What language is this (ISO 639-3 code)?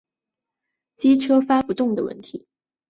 zho